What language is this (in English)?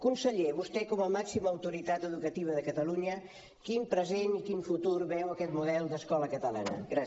Catalan